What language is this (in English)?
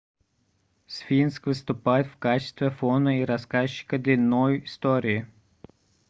Russian